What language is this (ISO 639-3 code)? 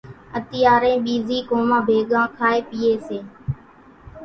gjk